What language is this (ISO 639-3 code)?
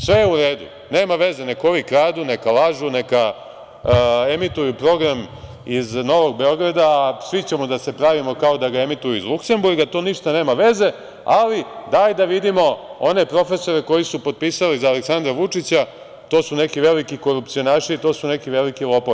srp